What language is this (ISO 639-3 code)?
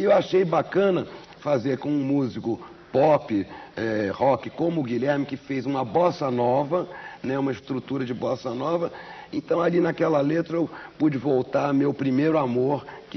por